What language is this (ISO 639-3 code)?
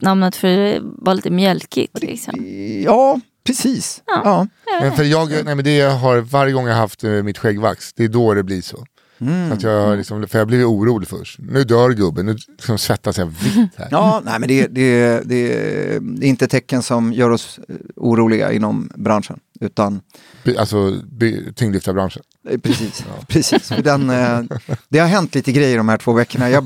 swe